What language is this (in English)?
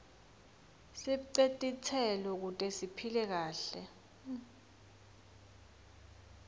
Swati